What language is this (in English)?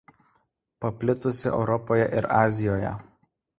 Lithuanian